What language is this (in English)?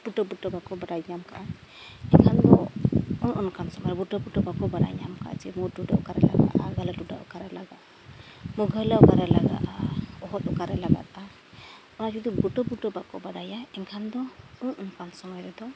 Santali